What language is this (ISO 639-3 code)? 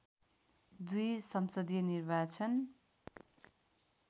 nep